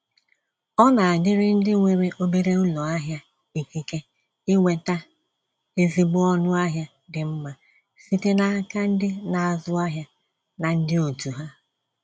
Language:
Igbo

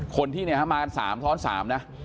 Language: Thai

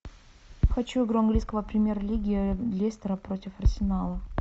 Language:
Russian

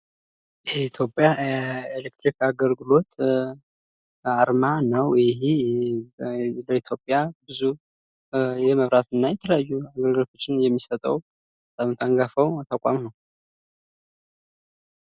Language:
Amharic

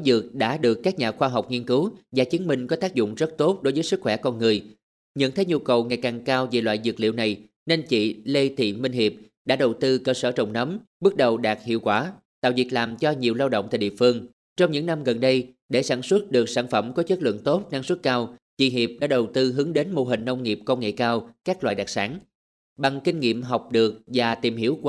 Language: Vietnamese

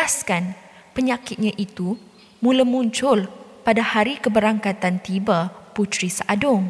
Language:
Malay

